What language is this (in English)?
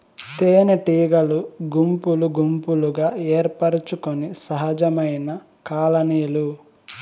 Telugu